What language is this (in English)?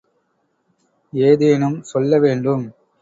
Tamil